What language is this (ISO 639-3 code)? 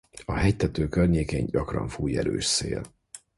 hun